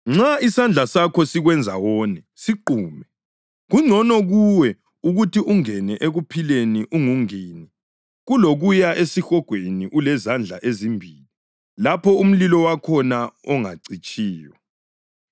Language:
North Ndebele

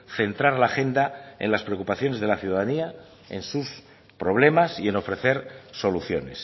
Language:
Spanish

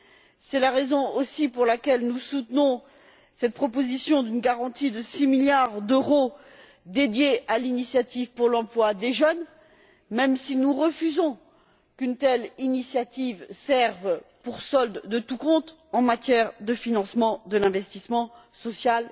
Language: French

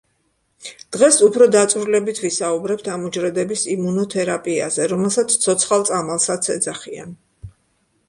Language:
Georgian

